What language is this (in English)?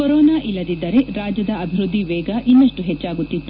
Kannada